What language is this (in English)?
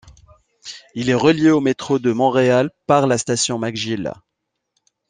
French